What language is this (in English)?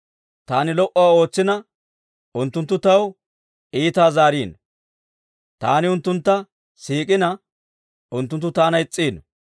Dawro